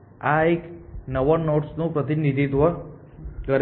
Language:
Gujarati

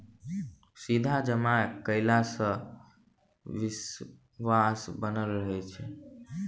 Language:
Maithili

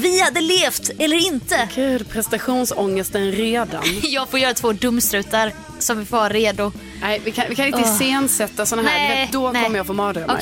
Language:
Swedish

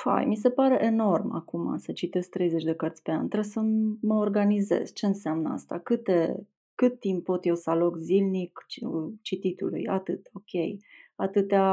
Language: Romanian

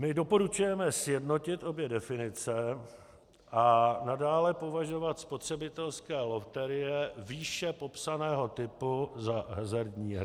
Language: Czech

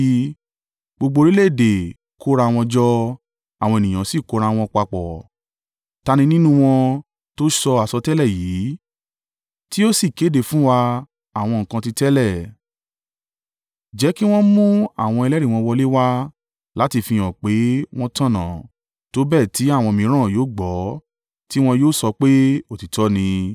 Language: Yoruba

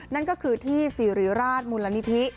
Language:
Thai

